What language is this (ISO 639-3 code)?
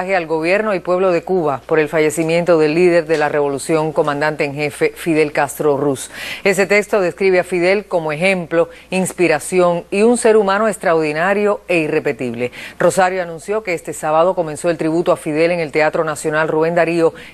spa